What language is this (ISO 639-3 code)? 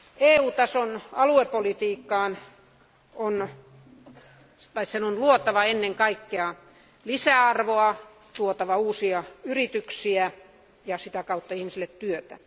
fin